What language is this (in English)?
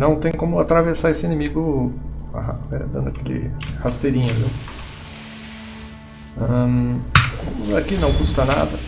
Portuguese